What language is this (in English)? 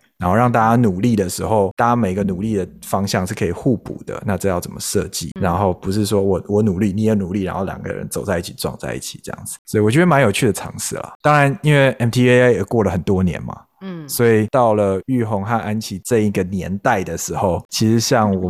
Chinese